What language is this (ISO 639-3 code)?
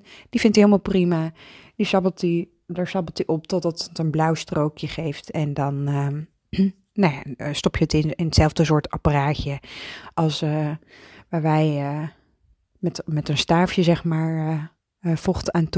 nld